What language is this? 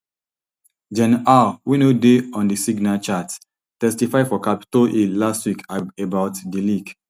Nigerian Pidgin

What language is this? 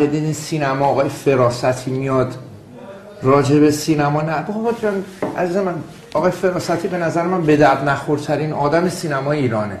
Persian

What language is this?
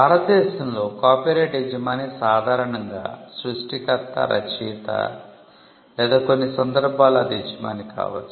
Telugu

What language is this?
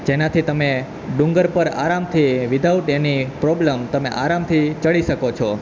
Gujarati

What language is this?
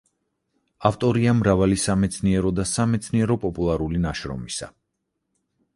Georgian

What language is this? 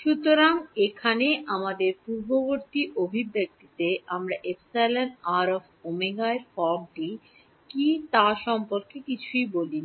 Bangla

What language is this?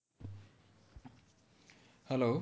Gujarati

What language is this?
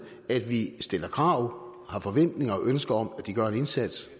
Danish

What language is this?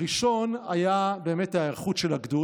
Hebrew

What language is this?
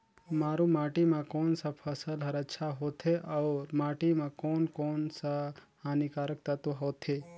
Chhattisgarhi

